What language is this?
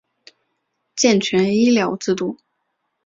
Chinese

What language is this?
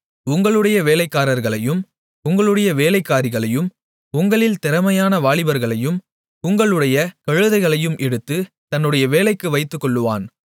Tamil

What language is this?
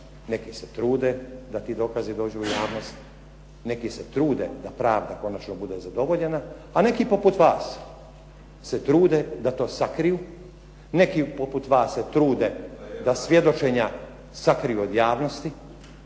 Croatian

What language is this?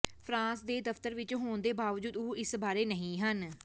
Punjabi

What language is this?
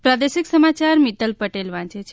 Gujarati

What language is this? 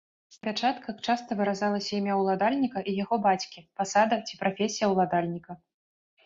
Belarusian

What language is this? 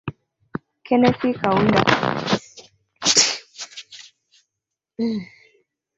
Swahili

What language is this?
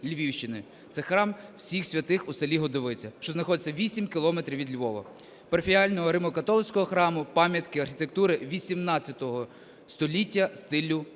Ukrainian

